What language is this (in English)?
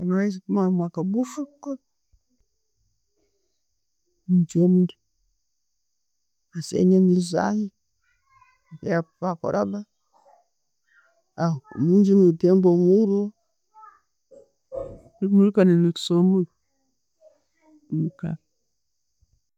Tooro